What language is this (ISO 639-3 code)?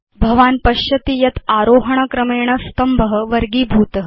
san